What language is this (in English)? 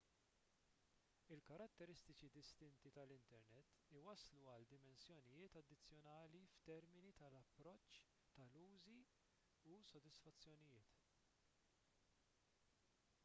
Maltese